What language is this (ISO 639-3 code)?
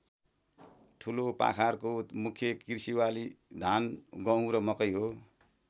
nep